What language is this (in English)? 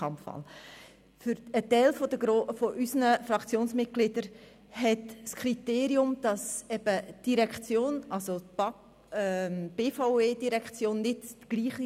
Swiss German